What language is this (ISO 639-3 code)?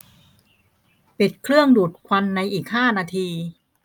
tha